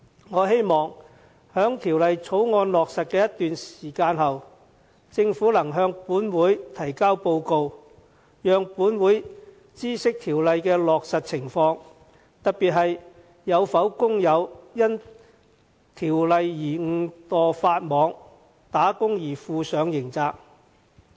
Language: Cantonese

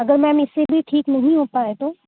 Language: Urdu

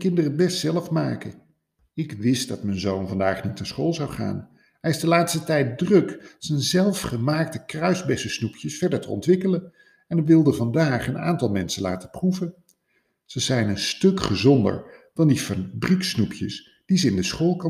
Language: Dutch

